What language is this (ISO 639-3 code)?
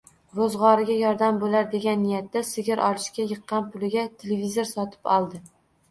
uzb